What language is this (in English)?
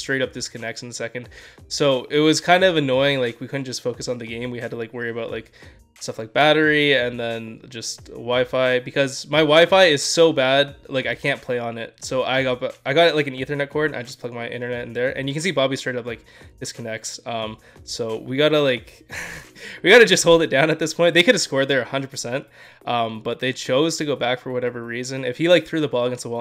English